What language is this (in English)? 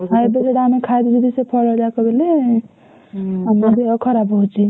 Odia